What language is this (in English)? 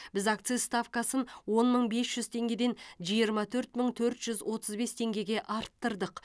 Kazakh